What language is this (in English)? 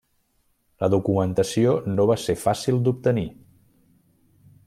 Catalan